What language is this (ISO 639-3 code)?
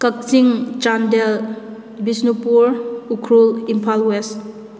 mni